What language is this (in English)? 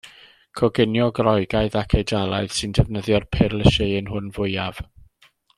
Welsh